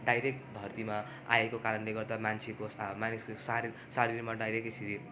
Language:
Nepali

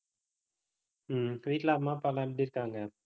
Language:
Tamil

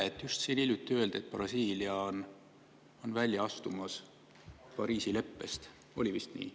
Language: Estonian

